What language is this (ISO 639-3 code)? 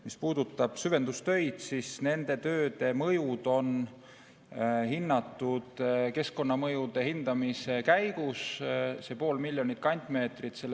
est